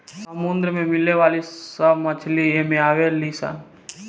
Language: Bhojpuri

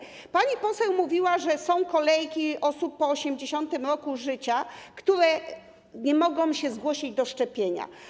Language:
Polish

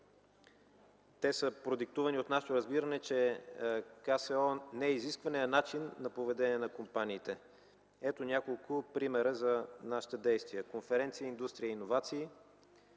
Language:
Bulgarian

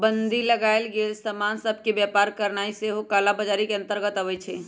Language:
Magahi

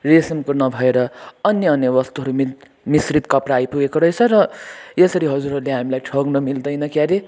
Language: Nepali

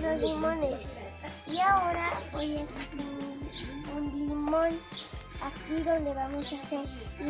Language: Spanish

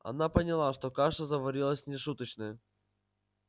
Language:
Russian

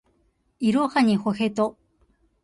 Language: Japanese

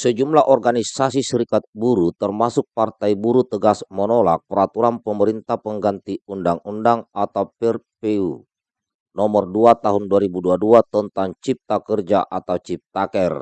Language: Indonesian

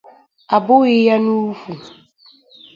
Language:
Igbo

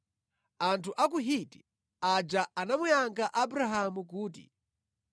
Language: Nyanja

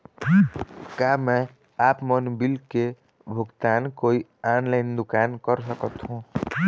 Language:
Chhattisgarhi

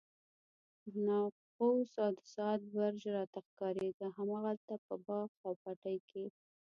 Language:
Pashto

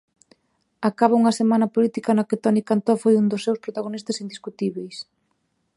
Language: Galician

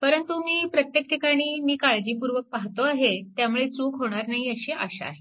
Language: Marathi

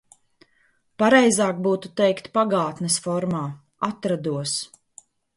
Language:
Latvian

